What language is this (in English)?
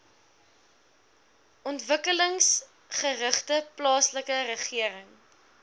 Afrikaans